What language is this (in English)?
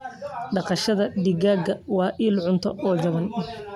Somali